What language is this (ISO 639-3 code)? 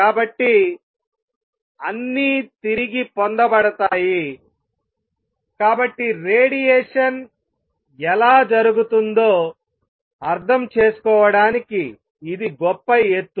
tel